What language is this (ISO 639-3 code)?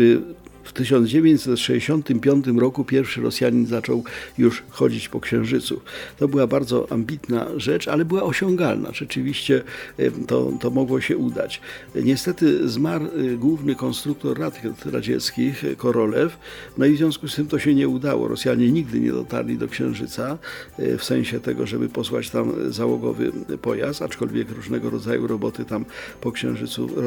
pol